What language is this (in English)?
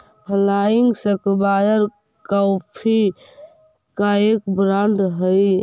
Magahi